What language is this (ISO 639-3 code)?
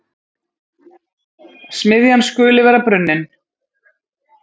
isl